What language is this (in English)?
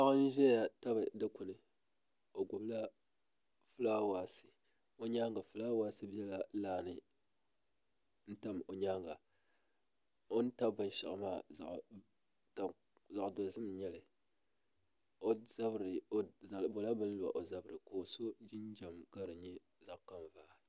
Dagbani